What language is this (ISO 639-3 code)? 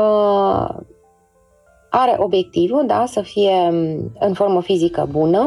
ron